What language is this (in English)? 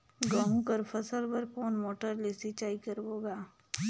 Chhattisgarhi